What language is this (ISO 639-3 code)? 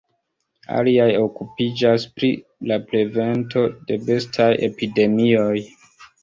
epo